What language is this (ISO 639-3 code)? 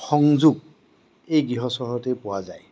asm